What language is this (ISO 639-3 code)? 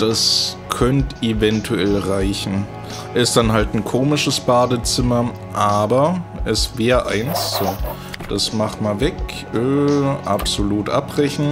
deu